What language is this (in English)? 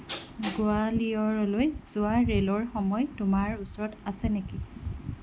Assamese